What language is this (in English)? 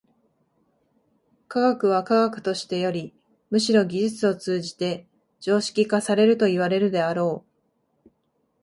Japanese